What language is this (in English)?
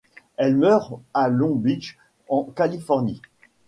French